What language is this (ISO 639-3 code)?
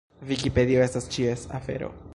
epo